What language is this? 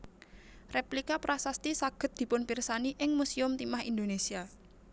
Javanese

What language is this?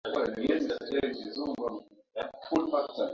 Swahili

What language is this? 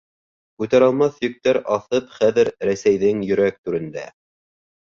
Bashkir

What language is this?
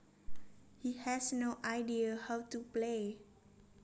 Javanese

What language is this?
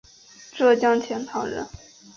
Chinese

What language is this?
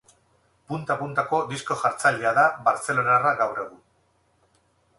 Basque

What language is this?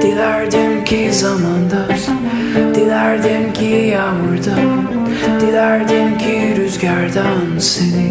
Turkish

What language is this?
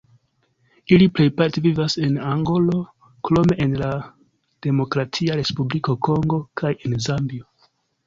Esperanto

